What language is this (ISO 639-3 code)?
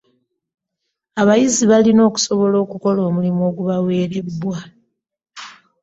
lug